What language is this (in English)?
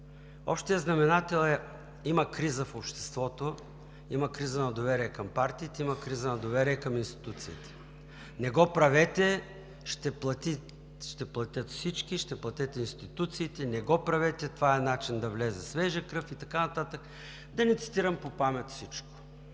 Bulgarian